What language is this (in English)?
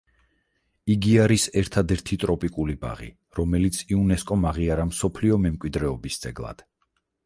Georgian